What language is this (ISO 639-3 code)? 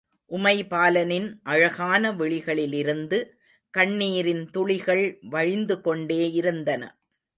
tam